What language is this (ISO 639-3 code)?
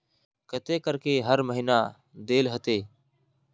mag